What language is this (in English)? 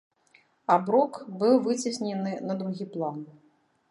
Belarusian